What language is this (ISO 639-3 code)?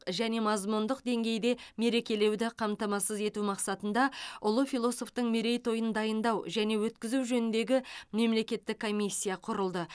kaz